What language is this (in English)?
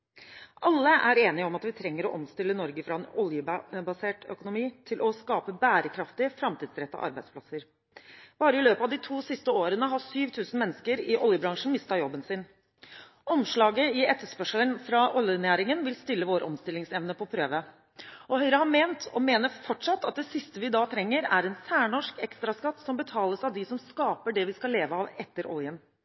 Norwegian Bokmål